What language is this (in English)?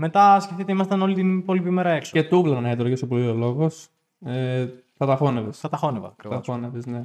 Greek